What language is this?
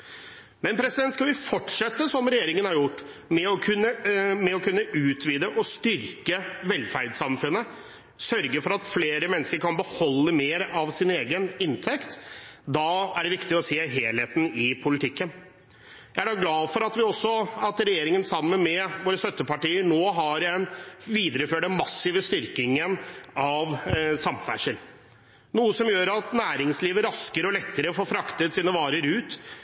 Norwegian Bokmål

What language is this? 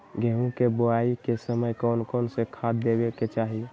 Magahi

